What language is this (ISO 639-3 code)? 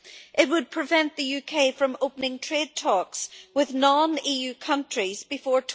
eng